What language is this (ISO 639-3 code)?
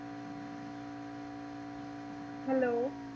pan